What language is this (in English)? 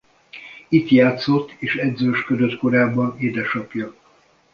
Hungarian